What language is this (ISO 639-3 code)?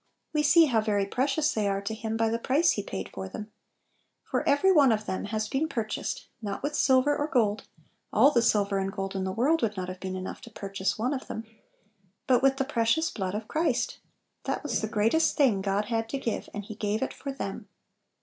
eng